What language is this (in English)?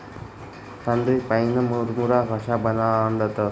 Marathi